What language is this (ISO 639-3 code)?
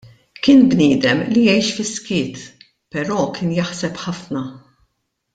mlt